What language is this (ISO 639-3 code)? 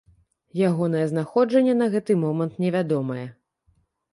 bel